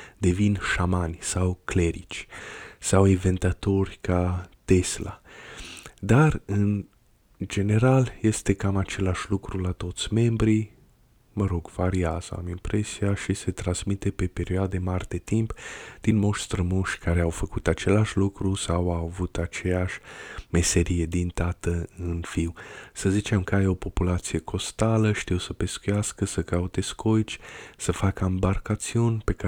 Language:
Romanian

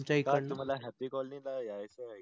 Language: Marathi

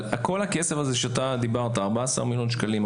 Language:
Hebrew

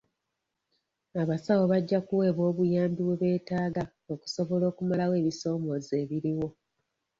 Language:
Ganda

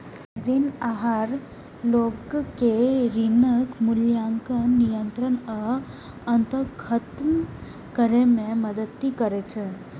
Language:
Maithili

